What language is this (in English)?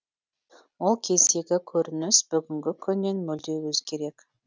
Kazakh